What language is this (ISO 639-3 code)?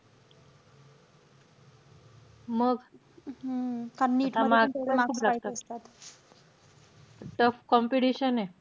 mar